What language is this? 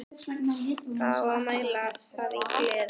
Icelandic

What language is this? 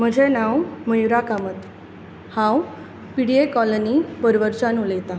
Konkani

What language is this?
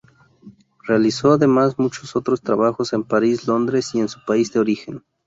Spanish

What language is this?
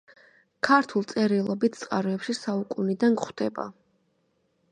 Georgian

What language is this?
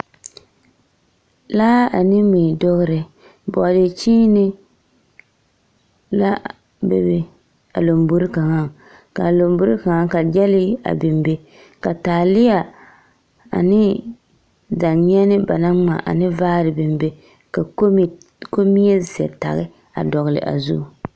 Southern Dagaare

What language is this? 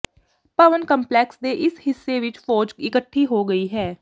Punjabi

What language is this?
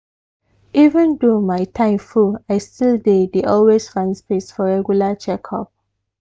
Nigerian Pidgin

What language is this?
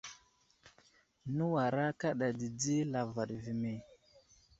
Wuzlam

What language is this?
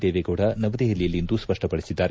Kannada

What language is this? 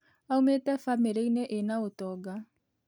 Kikuyu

